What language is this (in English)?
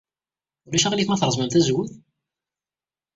Kabyle